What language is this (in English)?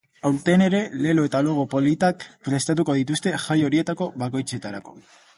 Basque